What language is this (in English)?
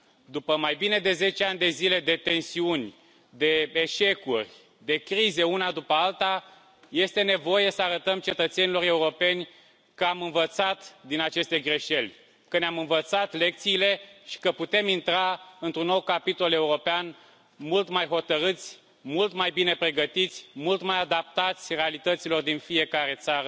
Romanian